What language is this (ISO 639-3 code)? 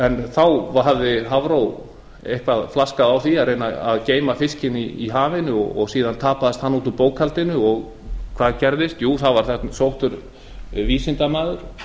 isl